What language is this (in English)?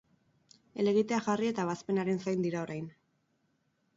Basque